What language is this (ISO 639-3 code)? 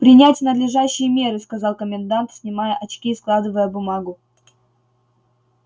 rus